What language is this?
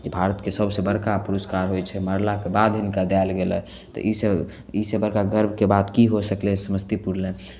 Maithili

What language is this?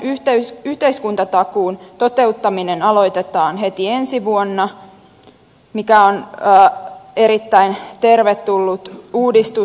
Finnish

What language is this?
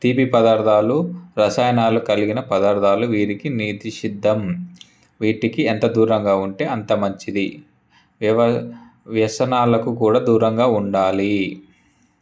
Telugu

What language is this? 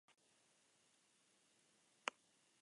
Basque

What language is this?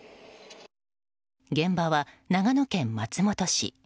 Japanese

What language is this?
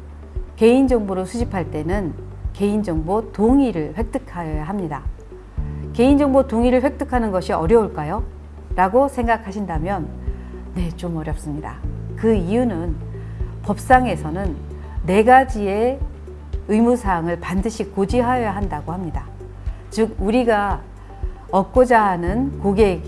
Korean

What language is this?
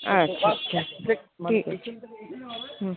Bangla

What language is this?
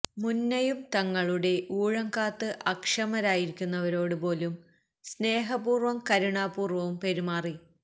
Malayalam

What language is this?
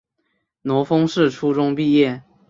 Chinese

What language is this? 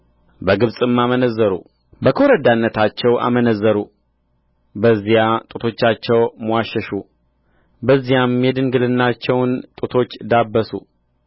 Amharic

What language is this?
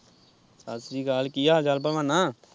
Punjabi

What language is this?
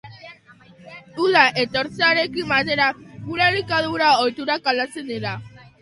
Basque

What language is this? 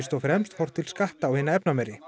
Icelandic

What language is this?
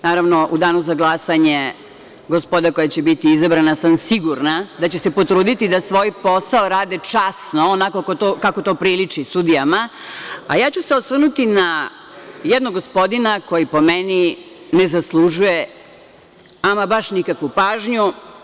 Serbian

